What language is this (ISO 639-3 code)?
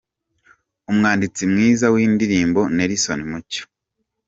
kin